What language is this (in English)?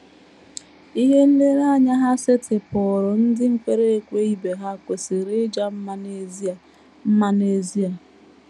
Igbo